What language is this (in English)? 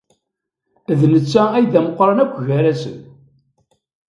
Kabyle